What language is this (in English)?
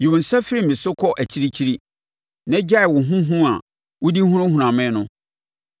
Akan